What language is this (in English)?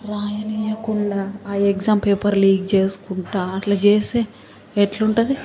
Telugu